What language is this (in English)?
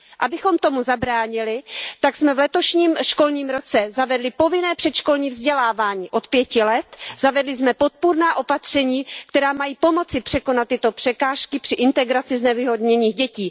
Czech